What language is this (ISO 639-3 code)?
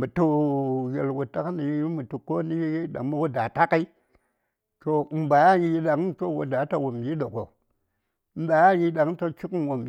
say